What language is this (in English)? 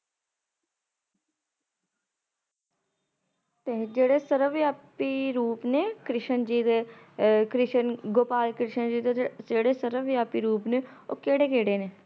Punjabi